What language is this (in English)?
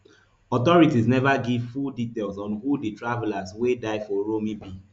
Nigerian Pidgin